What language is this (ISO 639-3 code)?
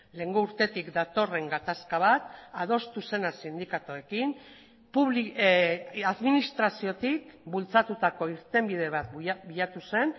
eus